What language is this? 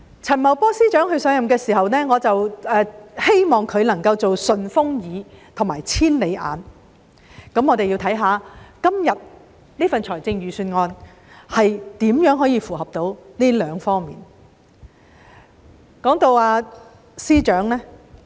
Cantonese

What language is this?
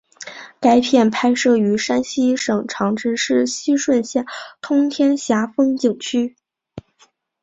Chinese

